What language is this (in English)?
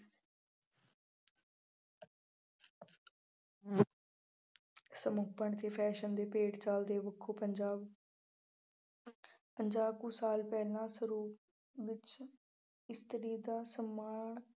Punjabi